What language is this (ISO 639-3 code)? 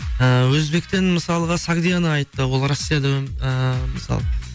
kaz